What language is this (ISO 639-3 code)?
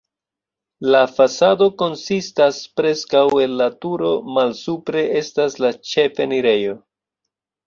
epo